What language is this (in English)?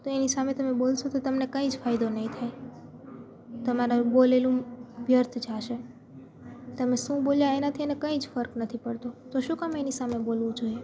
Gujarati